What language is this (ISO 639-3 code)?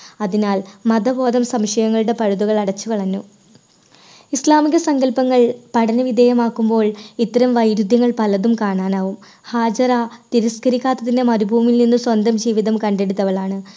mal